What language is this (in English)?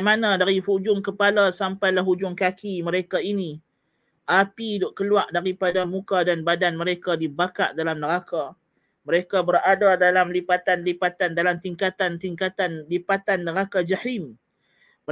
Malay